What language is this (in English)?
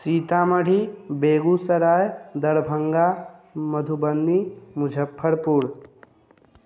Maithili